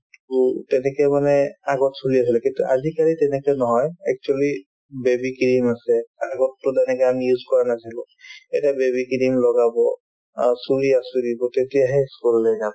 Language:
Assamese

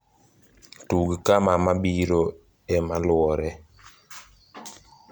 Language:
Luo (Kenya and Tanzania)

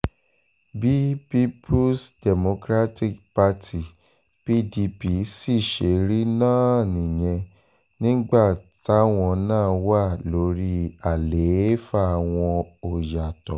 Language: Yoruba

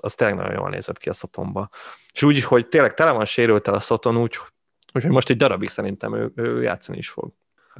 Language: Hungarian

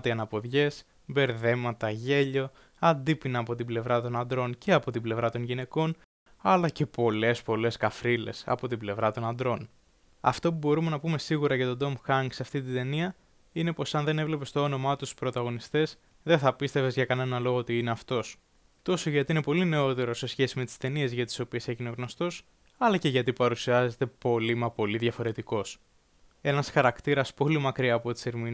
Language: Greek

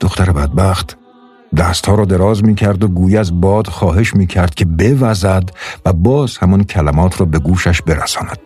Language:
Persian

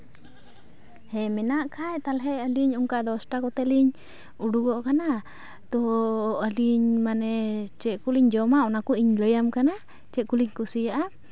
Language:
Santali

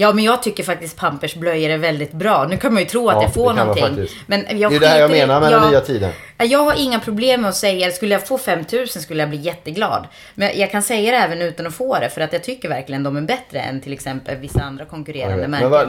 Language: Swedish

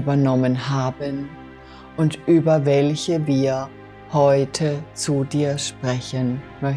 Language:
German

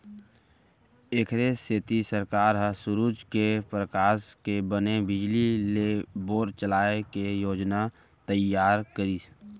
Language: Chhattisgarhi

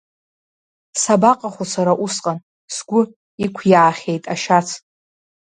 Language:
Abkhazian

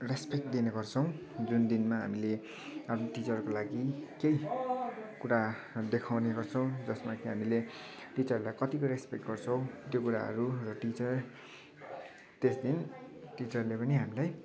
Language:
Nepali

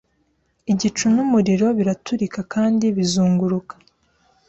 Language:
Kinyarwanda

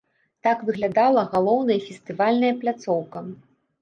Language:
Belarusian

